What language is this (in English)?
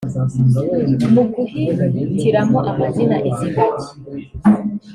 Kinyarwanda